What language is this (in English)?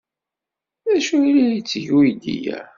Kabyle